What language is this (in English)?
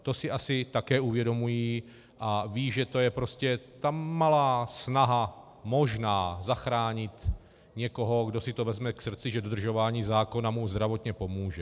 Czech